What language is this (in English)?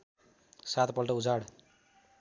Nepali